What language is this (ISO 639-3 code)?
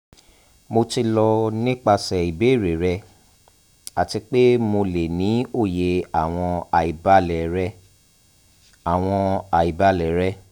yor